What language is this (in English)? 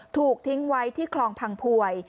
Thai